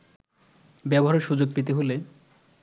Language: Bangla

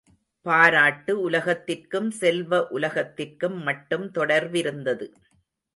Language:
Tamil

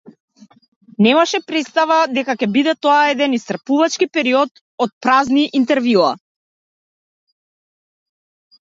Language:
Macedonian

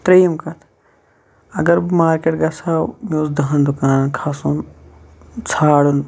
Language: Kashmiri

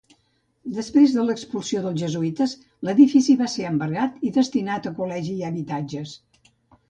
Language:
Catalan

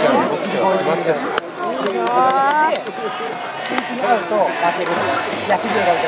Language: Japanese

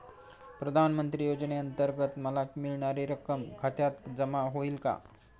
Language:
Marathi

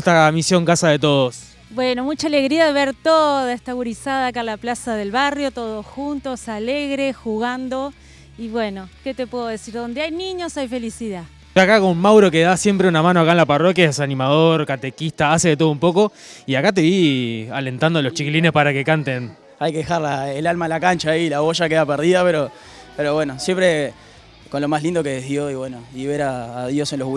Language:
Spanish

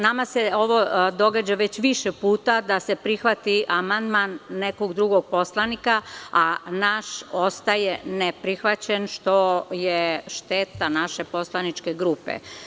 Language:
Serbian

